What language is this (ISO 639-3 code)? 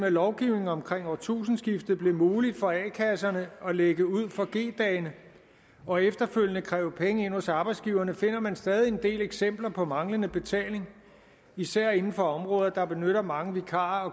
dan